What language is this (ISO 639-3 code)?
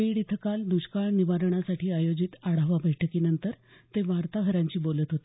mar